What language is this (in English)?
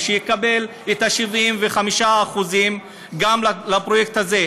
Hebrew